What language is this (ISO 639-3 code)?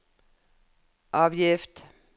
nor